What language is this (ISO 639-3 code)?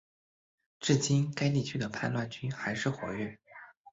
zho